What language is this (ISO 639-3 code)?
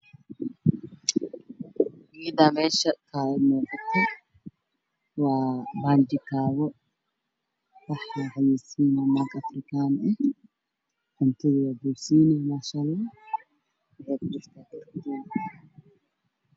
som